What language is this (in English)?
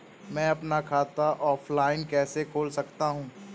Hindi